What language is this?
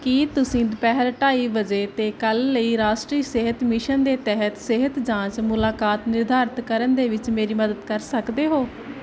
Punjabi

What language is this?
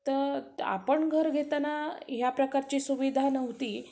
Marathi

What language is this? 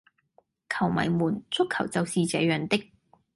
Cantonese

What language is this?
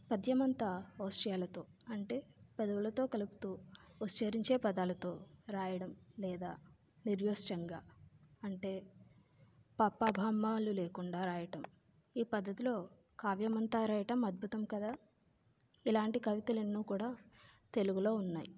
Telugu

